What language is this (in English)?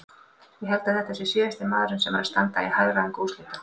Icelandic